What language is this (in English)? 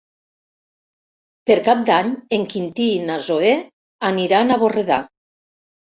Catalan